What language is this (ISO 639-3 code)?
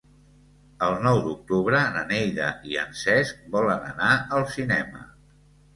cat